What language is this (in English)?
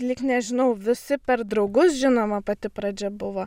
Lithuanian